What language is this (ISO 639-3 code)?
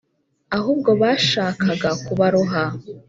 kin